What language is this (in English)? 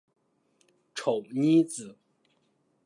Chinese